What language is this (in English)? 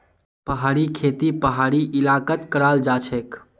Magahi